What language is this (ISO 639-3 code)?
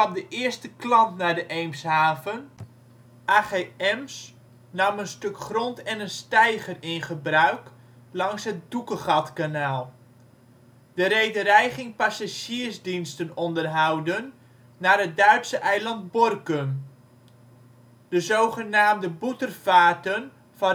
nld